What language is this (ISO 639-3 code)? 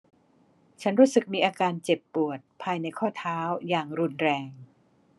tha